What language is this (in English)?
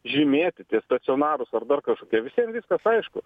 Lithuanian